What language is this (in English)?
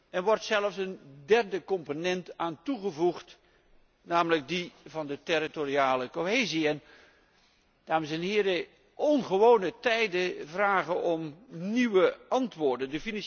Dutch